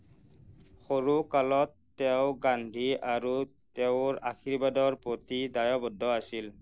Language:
Assamese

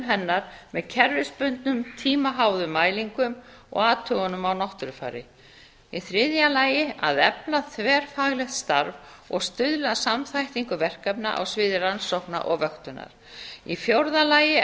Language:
Icelandic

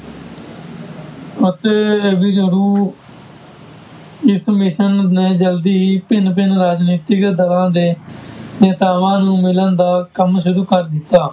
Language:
Punjabi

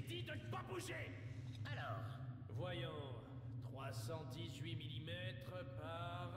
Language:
French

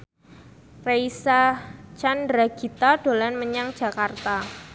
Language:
Javanese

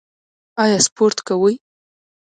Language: Pashto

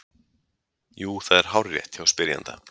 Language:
Icelandic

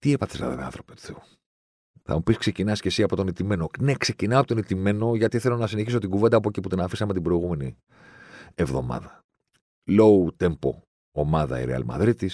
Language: Greek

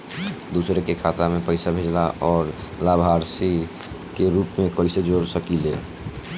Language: Bhojpuri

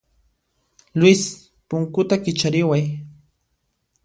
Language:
Puno Quechua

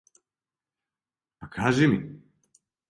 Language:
Serbian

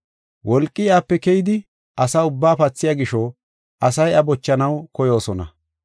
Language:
Gofa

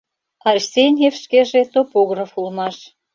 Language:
Mari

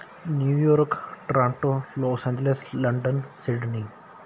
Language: Punjabi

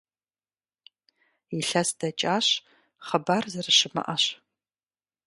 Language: Kabardian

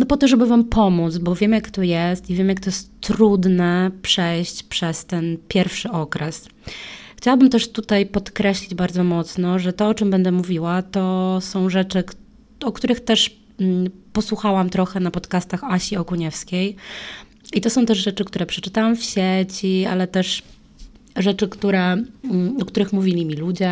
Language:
Polish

